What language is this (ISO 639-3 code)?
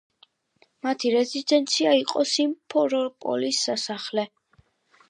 kat